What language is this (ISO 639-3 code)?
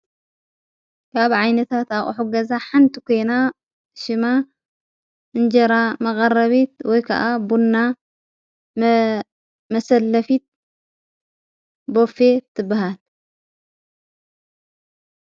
tir